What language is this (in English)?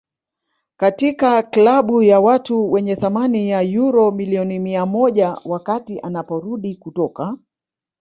Swahili